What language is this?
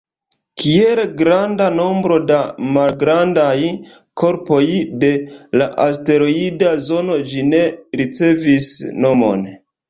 Esperanto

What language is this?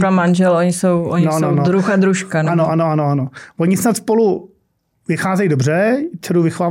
Czech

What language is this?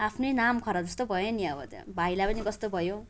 Nepali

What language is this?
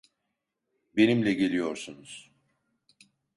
Turkish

